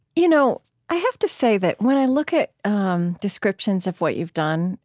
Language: English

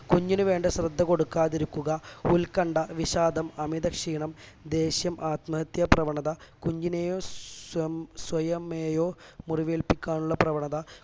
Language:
Malayalam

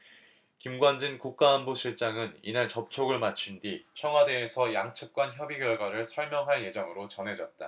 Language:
Korean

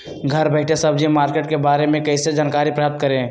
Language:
Magahi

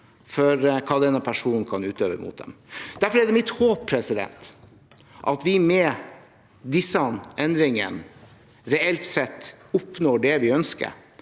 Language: Norwegian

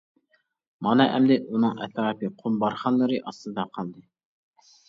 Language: Uyghur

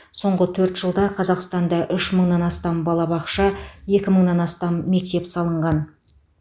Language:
Kazakh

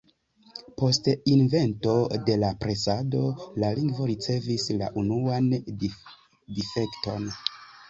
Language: Esperanto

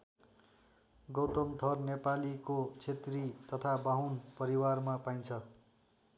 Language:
Nepali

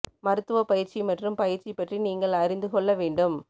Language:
Tamil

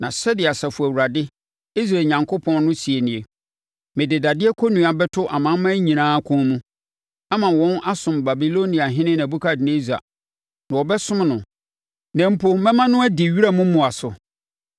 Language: Akan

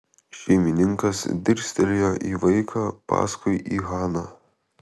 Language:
Lithuanian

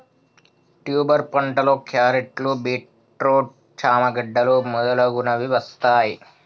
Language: Telugu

